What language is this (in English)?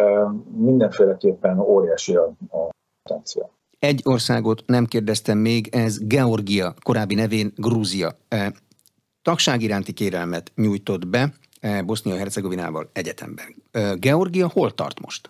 Hungarian